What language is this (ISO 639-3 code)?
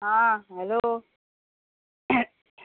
kok